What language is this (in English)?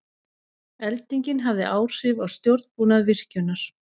Icelandic